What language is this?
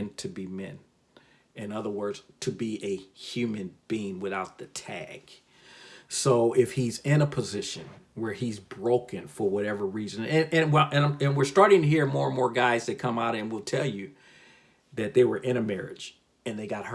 English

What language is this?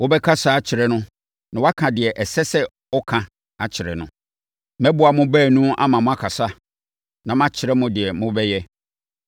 Akan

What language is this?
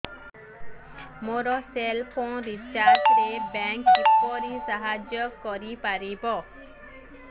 Odia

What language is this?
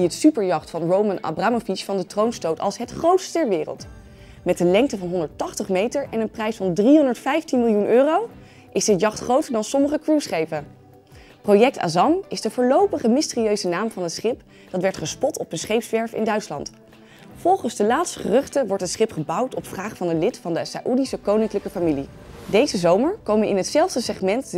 Dutch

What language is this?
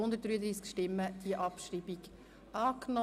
Swiss German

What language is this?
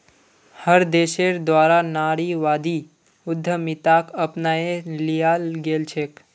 Magahi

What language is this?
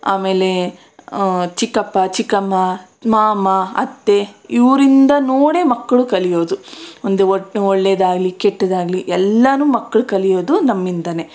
Kannada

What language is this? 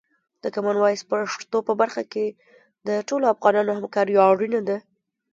Pashto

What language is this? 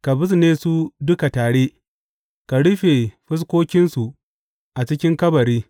Hausa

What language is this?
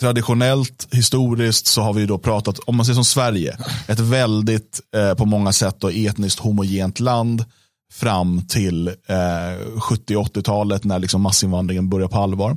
Swedish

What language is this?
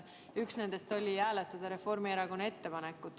Estonian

